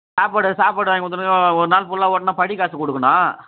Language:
Tamil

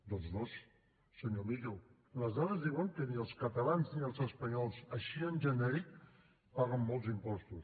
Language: Catalan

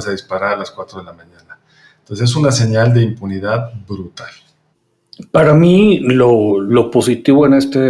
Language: Spanish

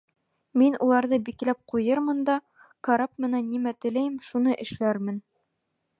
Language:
Bashkir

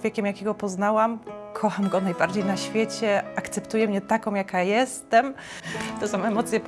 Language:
Polish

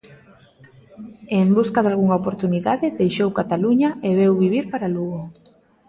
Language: Galician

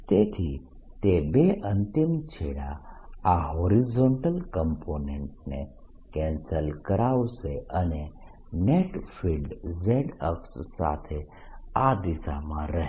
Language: Gujarati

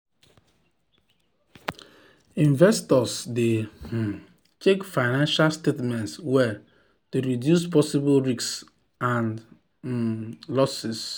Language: Nigerian Pidgin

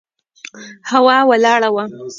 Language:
Pashto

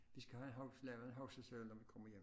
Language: Danish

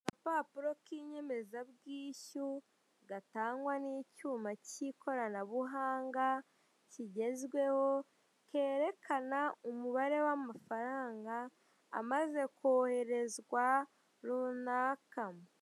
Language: Kinyarwanda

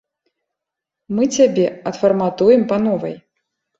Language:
Belarusian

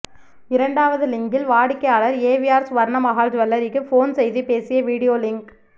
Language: Tamil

